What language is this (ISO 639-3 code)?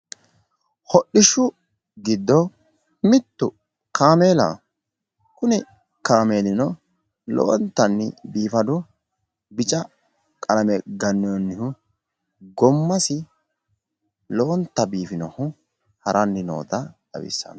sid